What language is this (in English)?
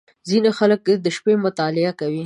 Pashto